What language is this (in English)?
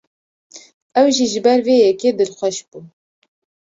Kurdish